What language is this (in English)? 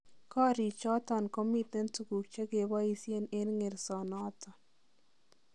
Kalenjin